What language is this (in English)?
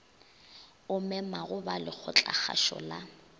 Northern Sotho